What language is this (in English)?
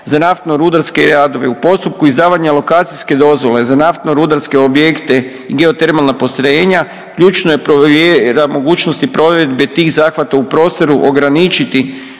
Croatian